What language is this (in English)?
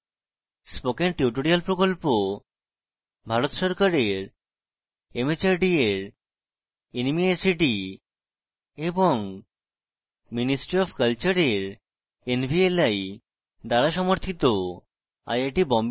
Bangla